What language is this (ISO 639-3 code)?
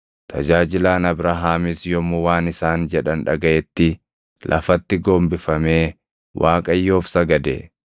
orm